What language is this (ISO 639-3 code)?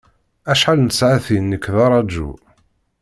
kab